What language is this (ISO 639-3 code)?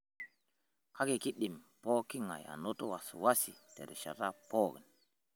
mas